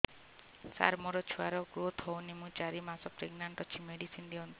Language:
Odia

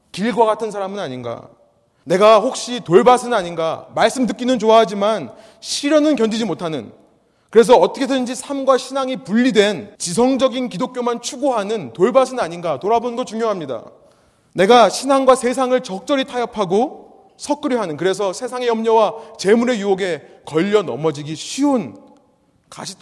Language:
Korean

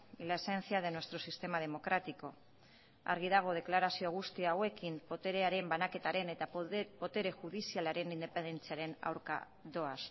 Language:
Basque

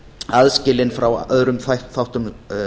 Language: Icelandic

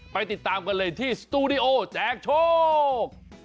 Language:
Thai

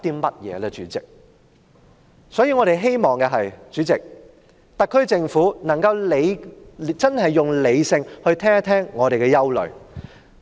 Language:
Cantonese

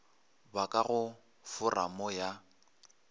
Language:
Northern Sotho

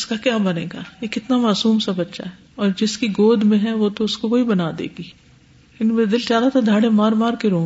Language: Urdu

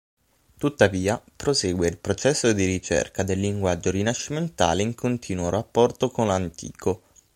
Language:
Italian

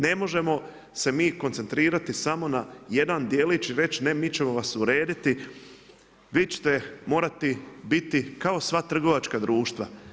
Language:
Croatian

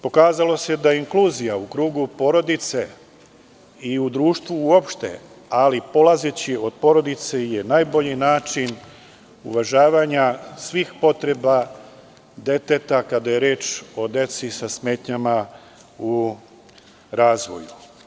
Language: Serbian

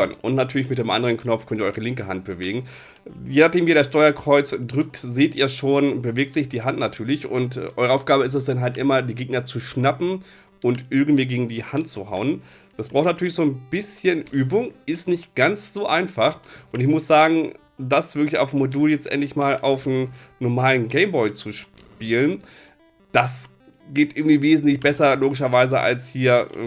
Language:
German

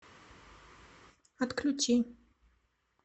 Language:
Russian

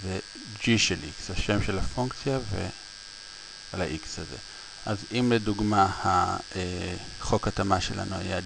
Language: Hebrew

